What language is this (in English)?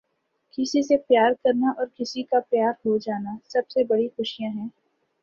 Urdu